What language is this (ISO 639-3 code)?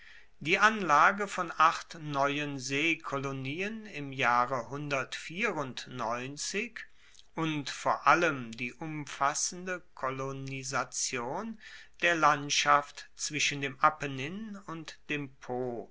deu